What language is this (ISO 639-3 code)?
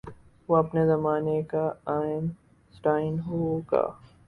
urd